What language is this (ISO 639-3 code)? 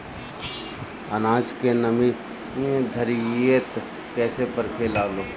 bho